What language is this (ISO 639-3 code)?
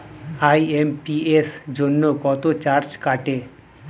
ben